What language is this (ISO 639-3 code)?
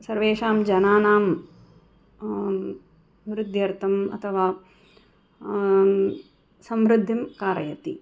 san